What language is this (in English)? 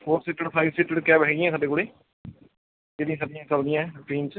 Punjabi